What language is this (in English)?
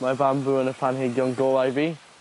Welsh